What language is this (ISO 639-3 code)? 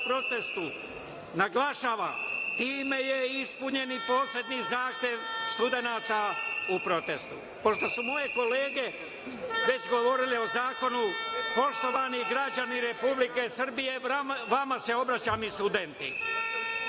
srp